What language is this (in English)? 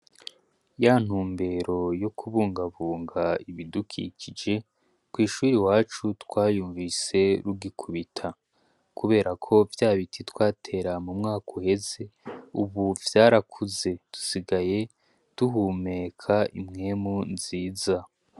Rundi